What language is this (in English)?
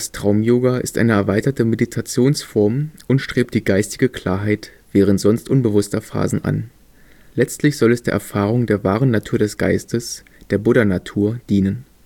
German